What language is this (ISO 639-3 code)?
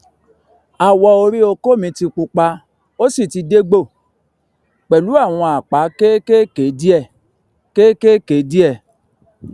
yor